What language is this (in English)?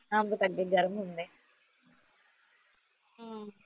Punjabi